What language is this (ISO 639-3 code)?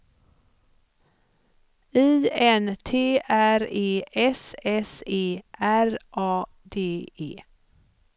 swe